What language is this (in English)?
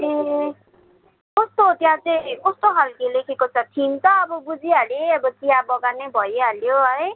Nepali